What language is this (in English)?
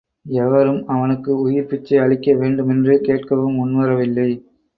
Tamil